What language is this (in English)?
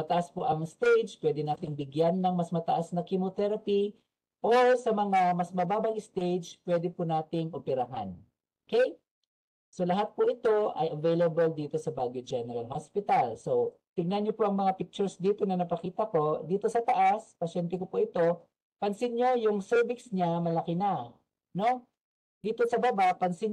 Filipino